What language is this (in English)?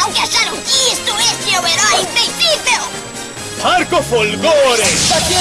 Portuguese